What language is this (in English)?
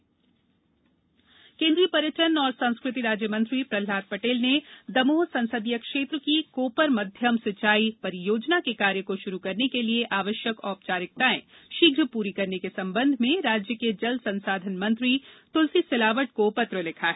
Hindi